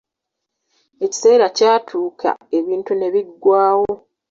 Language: Ganda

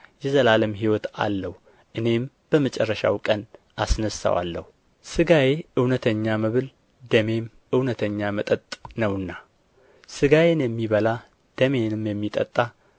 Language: Amharic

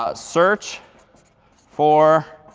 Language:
English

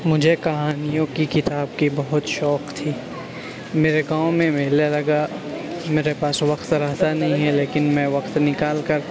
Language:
Urdu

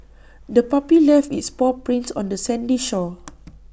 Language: English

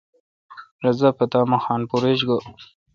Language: Kalkoti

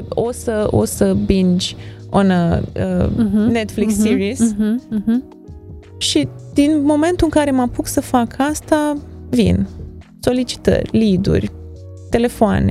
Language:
Romanian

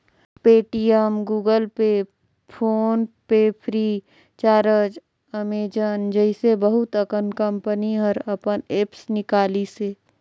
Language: Chhattisgarhi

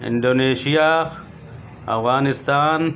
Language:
Urdu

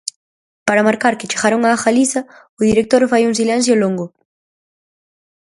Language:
Galician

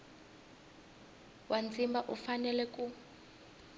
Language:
Tsonga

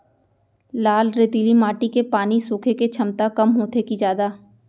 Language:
Chhattisgarhi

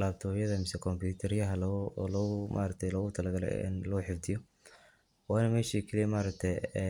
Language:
Somali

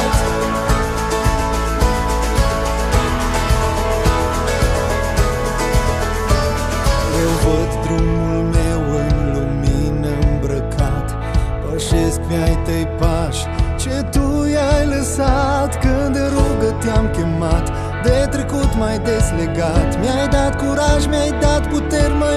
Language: Romanian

